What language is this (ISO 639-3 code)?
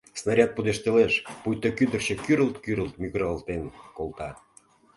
chm